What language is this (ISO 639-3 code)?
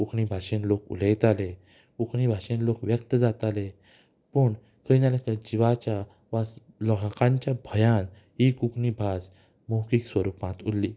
kok